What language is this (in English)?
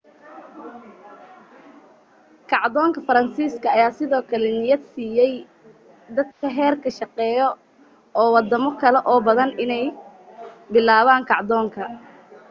Somali